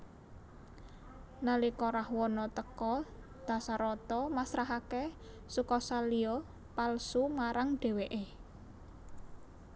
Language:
Javanese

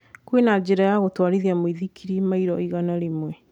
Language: Kikuyu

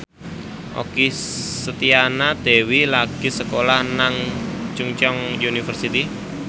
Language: Javanese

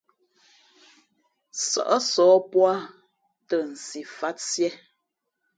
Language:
Fe'fe'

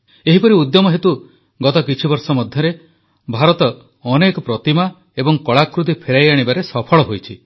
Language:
Odia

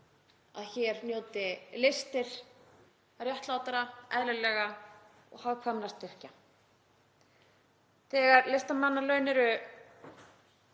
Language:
Icelandic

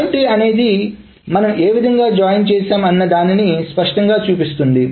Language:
Telugu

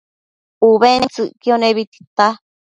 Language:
Matsés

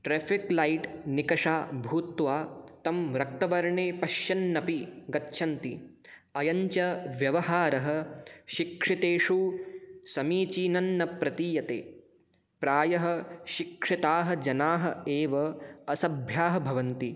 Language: Sanskrit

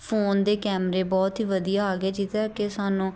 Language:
Punjabi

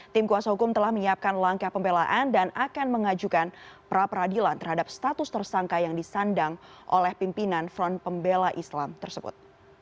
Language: Indonesian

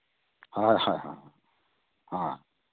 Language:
Santali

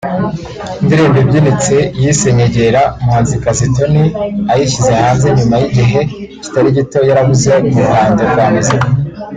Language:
Kinyarwanda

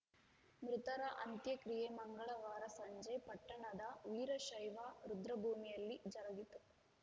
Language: Kannada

